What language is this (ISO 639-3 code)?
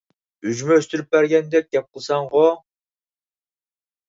uig